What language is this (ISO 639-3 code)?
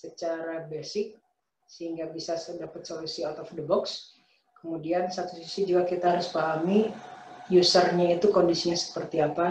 ind